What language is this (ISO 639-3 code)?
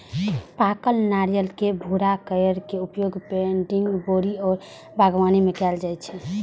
mai